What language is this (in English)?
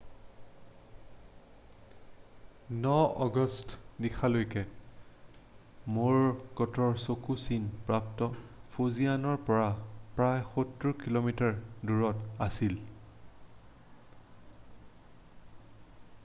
Assamese